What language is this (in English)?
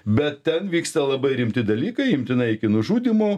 Lithuanian